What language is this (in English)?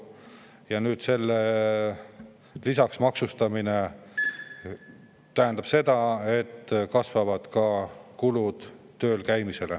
Estonian